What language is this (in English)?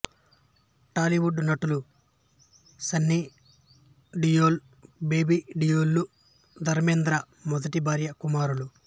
Telugu